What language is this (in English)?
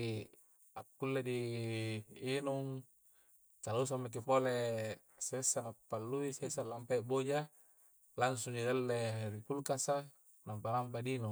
Coastal Konjo